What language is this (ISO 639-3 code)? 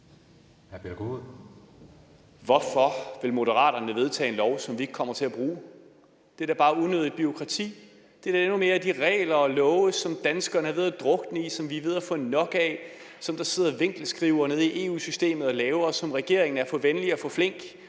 dan